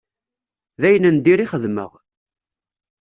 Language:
Kabyle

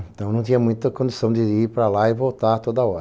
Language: Portuguese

